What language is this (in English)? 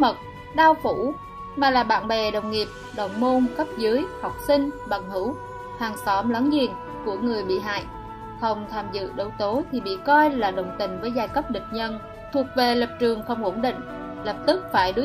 Vietnamese